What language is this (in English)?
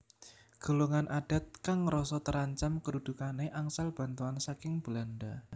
Javanese